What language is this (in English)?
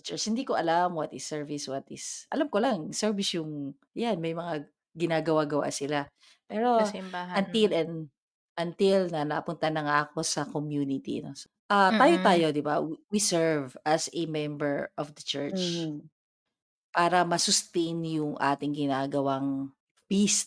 Filipino